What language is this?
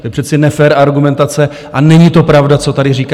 Czech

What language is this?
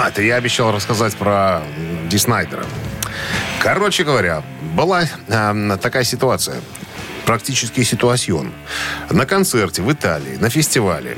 Russian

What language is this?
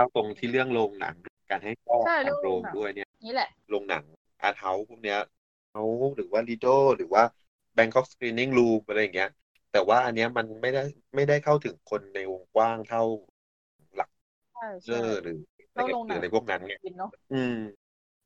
Thai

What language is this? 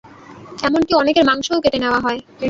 Bangla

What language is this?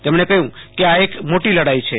Gujarati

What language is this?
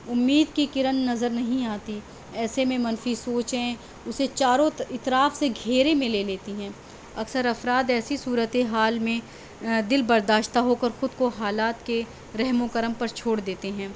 Urdu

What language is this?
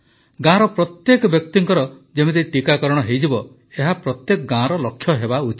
Odia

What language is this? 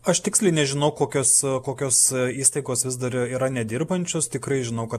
Lithuanian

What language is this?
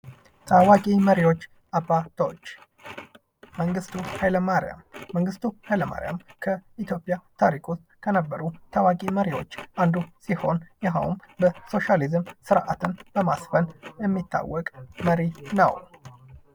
Amharic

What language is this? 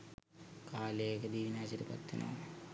Sinhala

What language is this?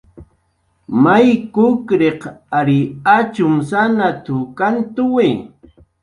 Jaqaru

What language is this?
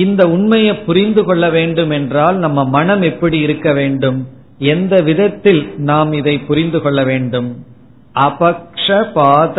Tamil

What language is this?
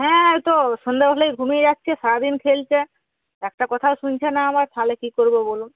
Bangla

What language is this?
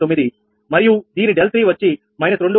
Telugu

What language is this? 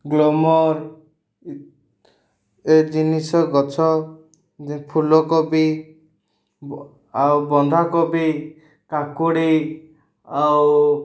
Odia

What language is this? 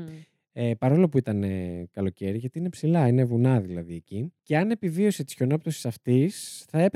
Greek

